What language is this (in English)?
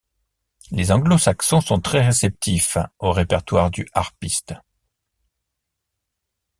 French